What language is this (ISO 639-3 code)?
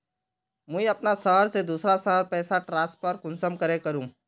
mag